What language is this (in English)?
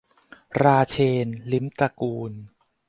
Thai